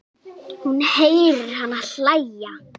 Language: Icelandic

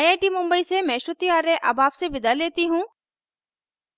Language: Hindi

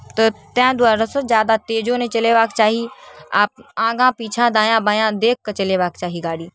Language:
Maithili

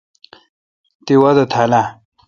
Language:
Kalkoti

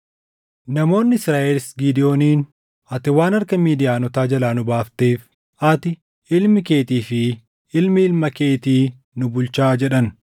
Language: Oromo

